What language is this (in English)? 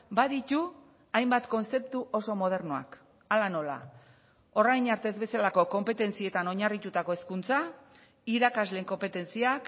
Basque